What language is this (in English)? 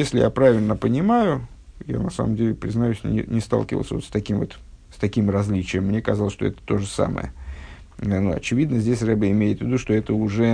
Russian